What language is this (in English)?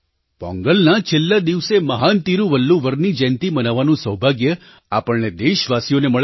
Gujarati